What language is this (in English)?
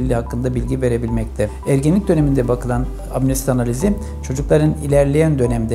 Turkish